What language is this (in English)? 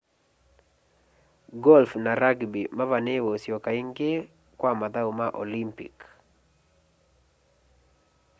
Kamba